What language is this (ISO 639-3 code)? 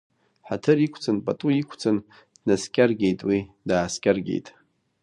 abk